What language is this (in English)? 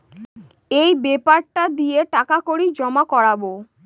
Bangla